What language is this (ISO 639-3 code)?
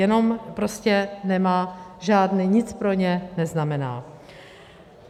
ces